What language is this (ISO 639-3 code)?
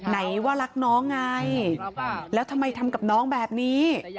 tha